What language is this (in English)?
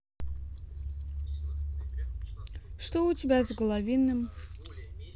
Russian